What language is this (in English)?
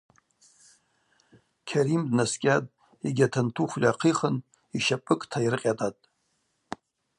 Abaza